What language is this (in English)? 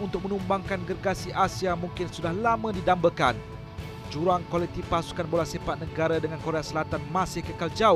Malay